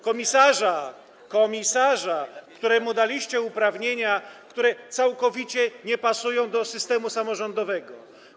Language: Polish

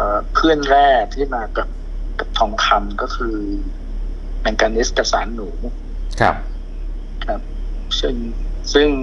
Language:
Thai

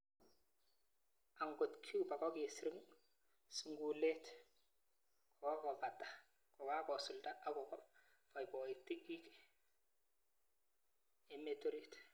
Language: Kalenjin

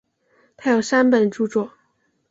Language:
Chinese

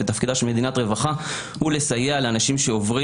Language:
Hebrew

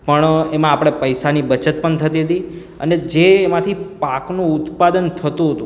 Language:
Gujarati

